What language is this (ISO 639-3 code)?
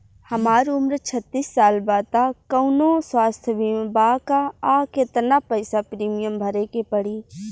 bho